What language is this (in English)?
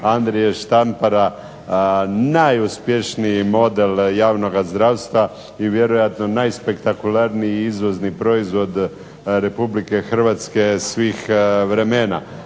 Croatian